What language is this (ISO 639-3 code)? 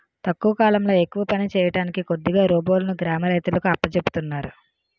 tel